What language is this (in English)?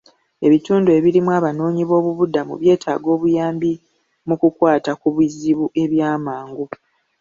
Ganda